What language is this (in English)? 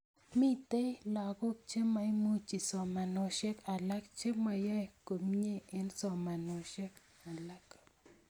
Kalenjin